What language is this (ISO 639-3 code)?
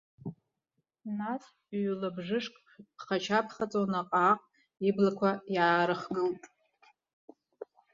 abk